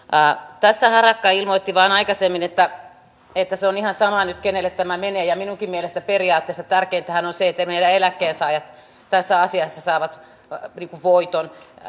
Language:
Finnish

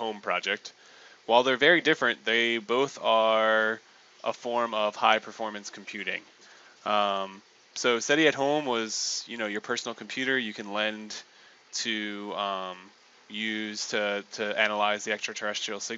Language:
English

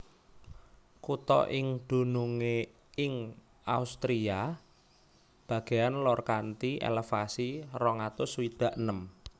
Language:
Javanese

